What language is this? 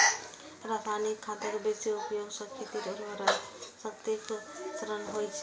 Maithili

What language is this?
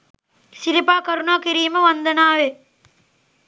Sinhala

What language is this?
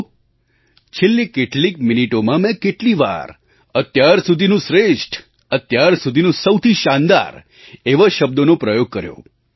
Gujarati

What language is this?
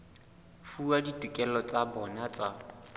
Southern Sotho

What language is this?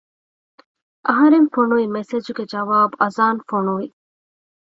Divehi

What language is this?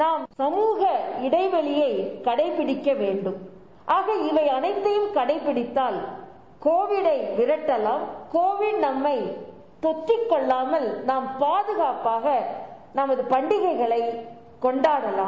Tamil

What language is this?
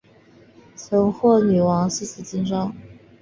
Chinese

